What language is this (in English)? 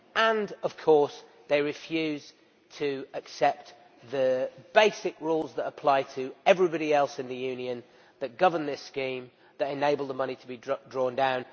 English